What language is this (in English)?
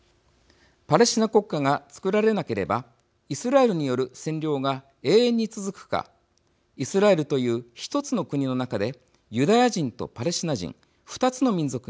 Japanese